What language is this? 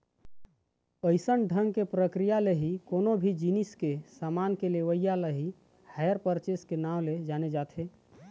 Chhattisgarhi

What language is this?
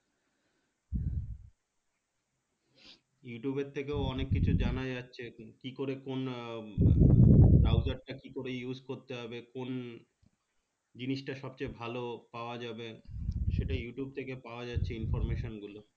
Bangla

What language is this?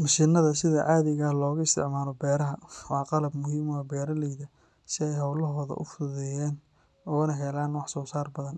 Somali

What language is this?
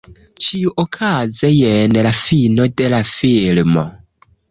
Esperanto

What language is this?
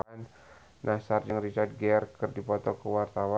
Sundanese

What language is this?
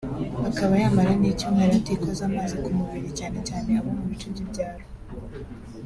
Kinyarwanda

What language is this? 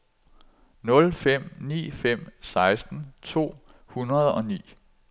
Danish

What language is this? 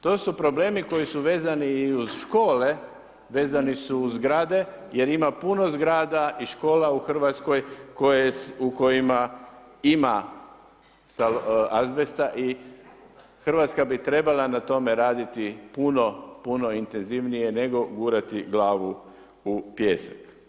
Croatian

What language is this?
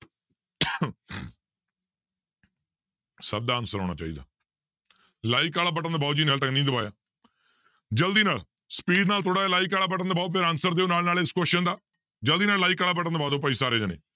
Punjabi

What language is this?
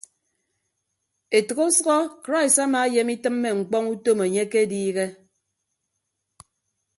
Ibibio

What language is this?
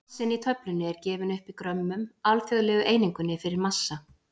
Icelandic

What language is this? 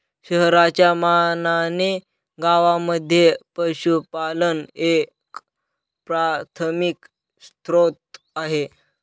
Marathi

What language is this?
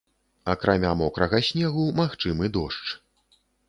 Belarusian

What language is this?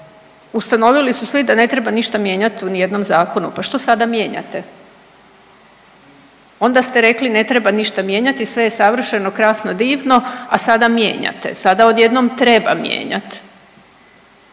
Croatian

